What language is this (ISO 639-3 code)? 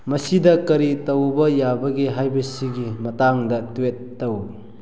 mni